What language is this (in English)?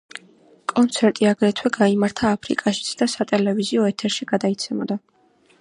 Georgian